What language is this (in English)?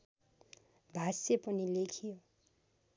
Nepali